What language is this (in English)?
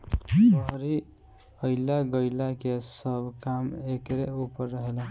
Bhojpuri